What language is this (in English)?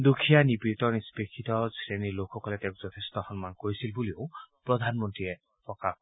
Assamese